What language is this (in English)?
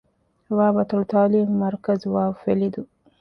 Divehi